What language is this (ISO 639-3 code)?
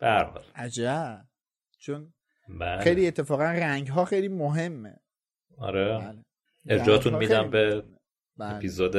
fas